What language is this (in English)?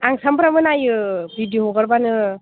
Bodo